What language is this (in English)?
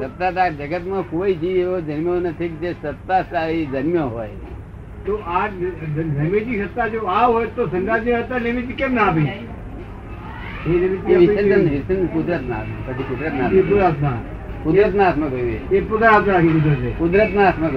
Gujarati